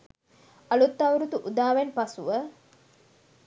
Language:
Sinhala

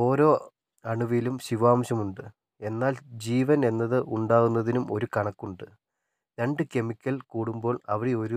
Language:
Malayalam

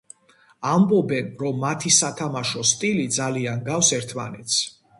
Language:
Georgian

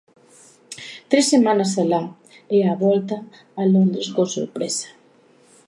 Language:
Galician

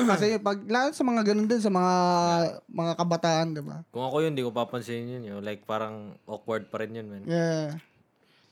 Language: Filipino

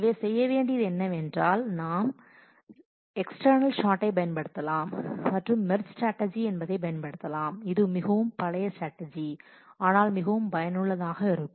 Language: Tamil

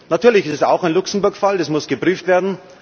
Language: German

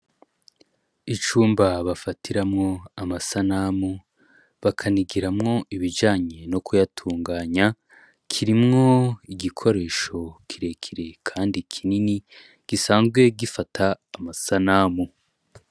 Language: Rundi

